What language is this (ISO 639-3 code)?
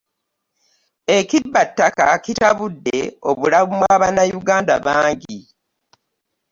lug